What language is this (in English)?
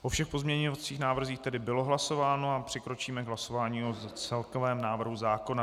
Czech